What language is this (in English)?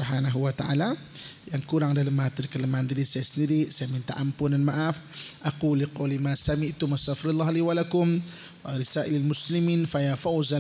Malay